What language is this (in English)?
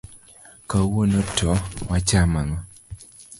Luo (Kenya and Tanzania)